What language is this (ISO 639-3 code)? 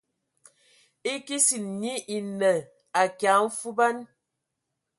ewo